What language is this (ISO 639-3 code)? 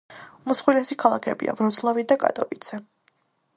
kat